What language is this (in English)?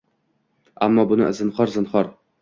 Uzbek